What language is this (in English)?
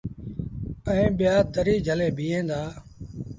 Sindhi Bhil